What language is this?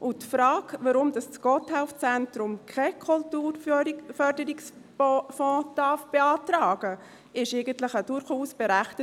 Swiss German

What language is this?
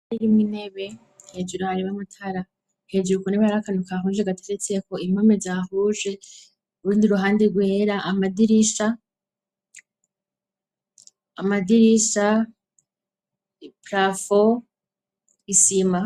Rundi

